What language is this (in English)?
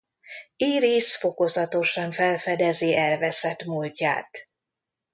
Hungarian